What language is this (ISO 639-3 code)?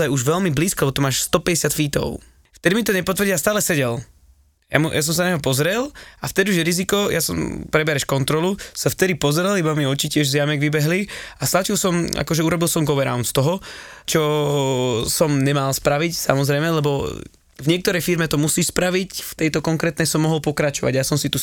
slk